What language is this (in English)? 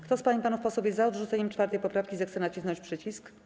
Polish